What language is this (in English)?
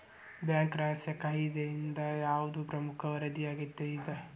Kannada